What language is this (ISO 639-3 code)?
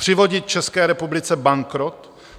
ces